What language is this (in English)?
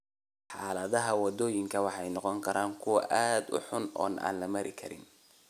Somali